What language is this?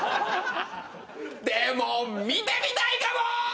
Japanese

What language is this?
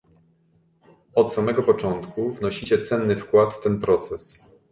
Polish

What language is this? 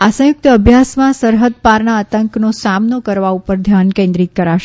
Gujarati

